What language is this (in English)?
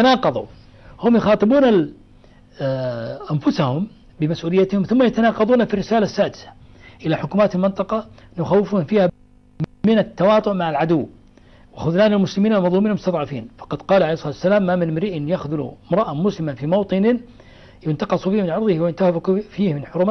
Arabic